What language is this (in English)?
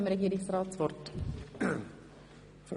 Swiss German